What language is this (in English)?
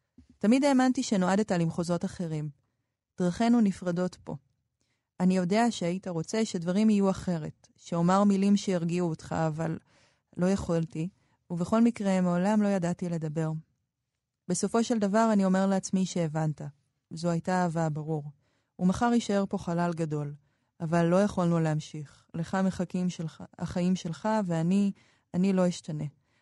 Hebrew